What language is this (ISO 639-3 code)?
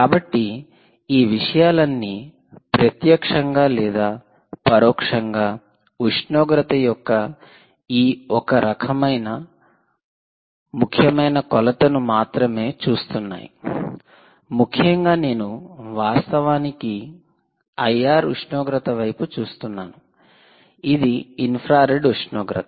tel